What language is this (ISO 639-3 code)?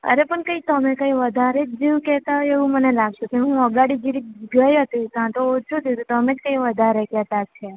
guj